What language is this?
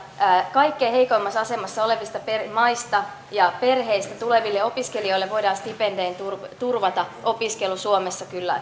Finnish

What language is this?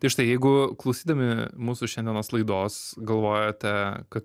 Lithuanian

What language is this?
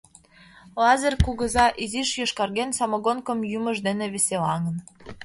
Mari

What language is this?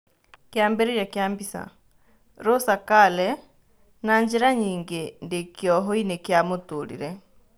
Kikuyu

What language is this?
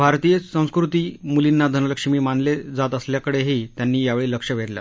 Marathi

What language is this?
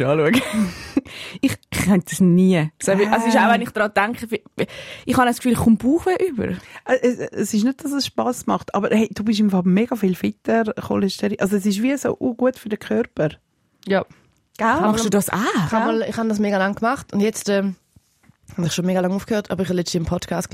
German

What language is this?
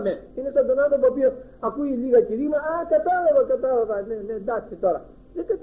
Greek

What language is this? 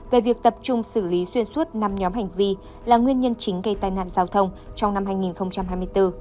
Vietnamese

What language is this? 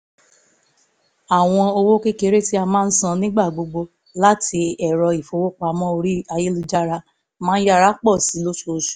Yoruba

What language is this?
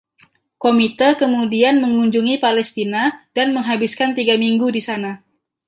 Indonesian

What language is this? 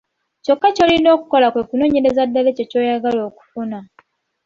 Ganda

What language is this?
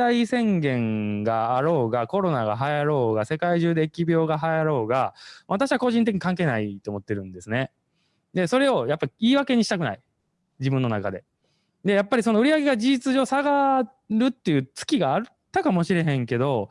Japanese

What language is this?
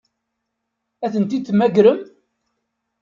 Kabyle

